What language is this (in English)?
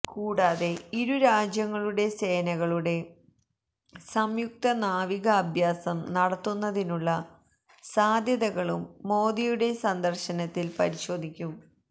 Malayalam